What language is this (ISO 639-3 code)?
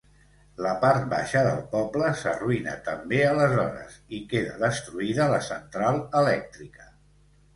cat